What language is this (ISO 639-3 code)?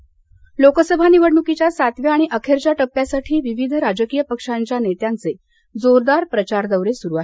mar